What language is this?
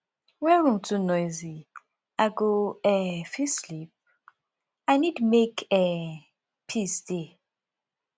Nigerian Pidgin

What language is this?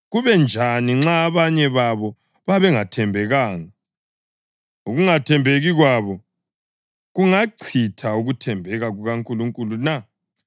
North Ndebele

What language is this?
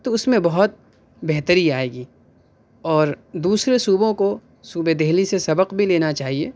Urdu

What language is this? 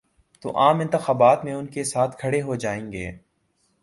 Urdu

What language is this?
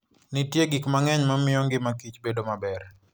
Luo (Kenya and Tanzania)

